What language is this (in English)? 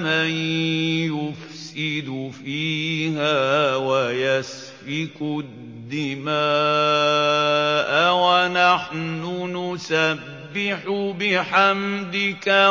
Arabic